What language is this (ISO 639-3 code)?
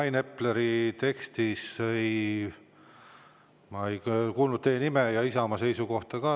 est